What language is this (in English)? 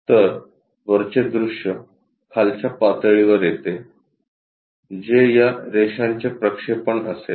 Marathi